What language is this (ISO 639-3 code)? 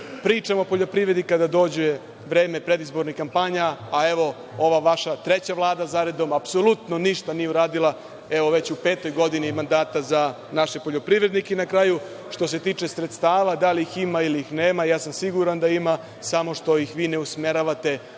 srp